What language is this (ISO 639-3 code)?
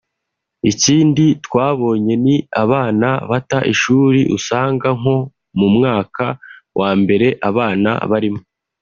kin